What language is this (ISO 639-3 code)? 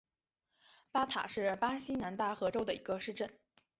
zho